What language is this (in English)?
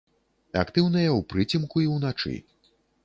Belarusian